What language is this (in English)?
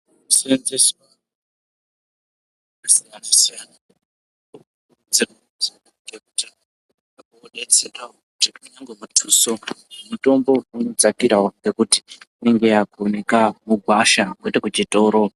Ndau